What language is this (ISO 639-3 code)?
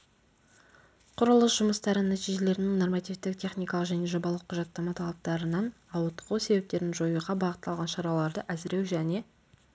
kaz